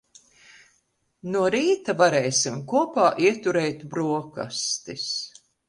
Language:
Latvian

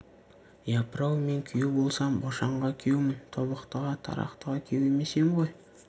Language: Kazakh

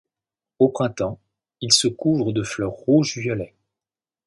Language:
French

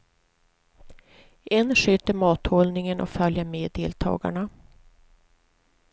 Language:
Swedish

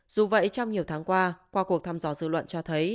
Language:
Vietnamese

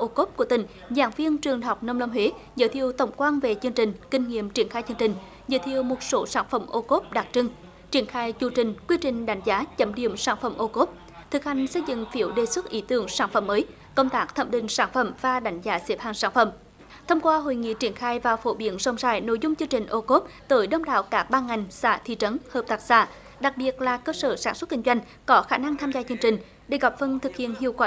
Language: Vietnamese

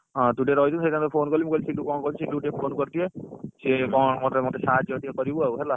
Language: Odia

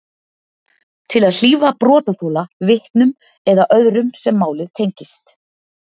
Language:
Icelandic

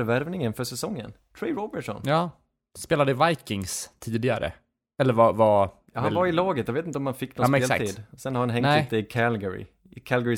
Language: Swedish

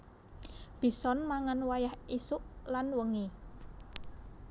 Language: Javanese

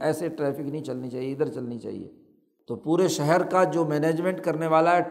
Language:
Urdu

